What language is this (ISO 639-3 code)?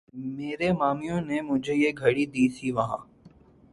urd